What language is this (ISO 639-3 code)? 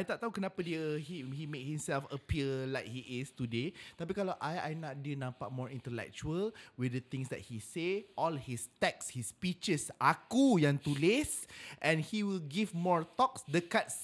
msa